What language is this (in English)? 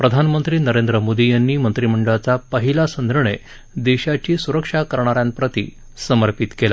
Marathi